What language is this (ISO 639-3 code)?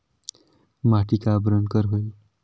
hne